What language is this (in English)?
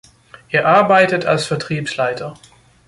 German